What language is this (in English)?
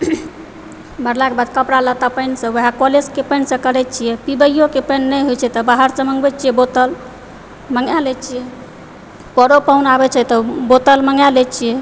Maithili